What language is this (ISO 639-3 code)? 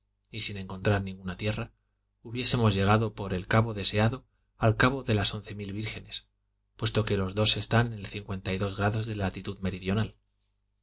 spa